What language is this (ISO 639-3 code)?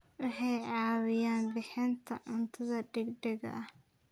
som